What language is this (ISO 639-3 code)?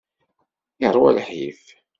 kab